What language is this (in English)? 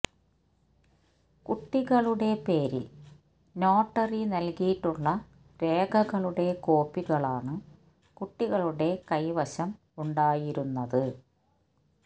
Malayalam